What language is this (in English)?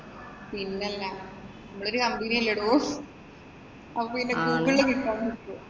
Malayalam